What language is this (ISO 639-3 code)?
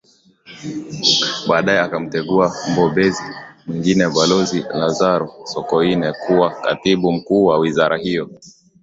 swa